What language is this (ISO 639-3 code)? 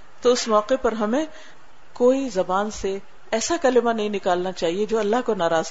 urd